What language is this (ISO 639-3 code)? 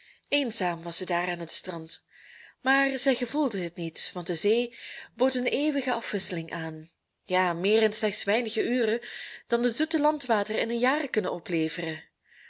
nld